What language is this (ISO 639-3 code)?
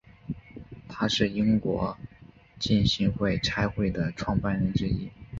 zho